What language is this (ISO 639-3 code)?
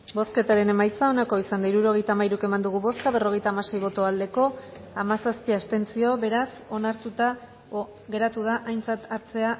eus